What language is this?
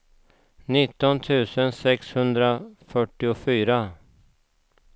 Swedish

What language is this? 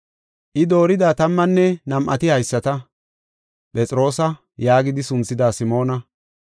Gofa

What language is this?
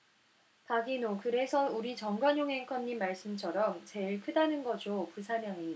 Korean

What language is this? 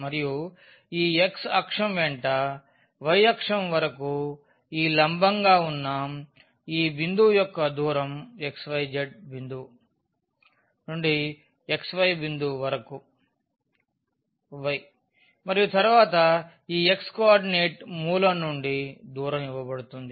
Telugu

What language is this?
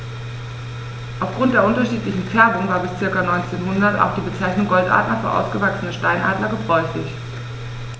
German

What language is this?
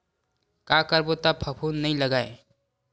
Chhattisgarhi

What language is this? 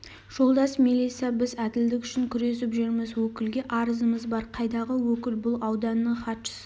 Kazakh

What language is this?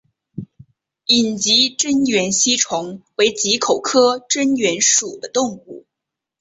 Chinese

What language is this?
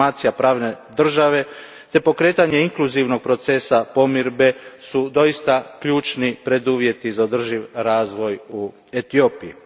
Croatian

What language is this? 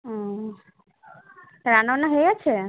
Bangla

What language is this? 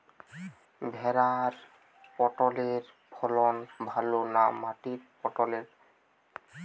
Bangla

